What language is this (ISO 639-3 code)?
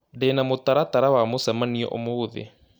kik